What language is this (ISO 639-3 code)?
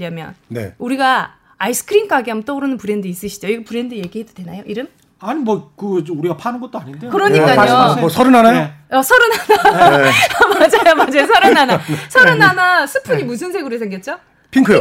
kor